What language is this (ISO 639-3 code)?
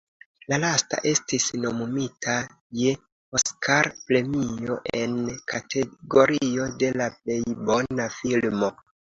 epo